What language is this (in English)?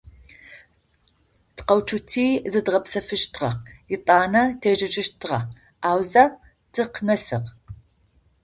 Adyghe